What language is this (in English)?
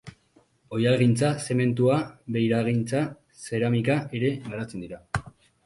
Basque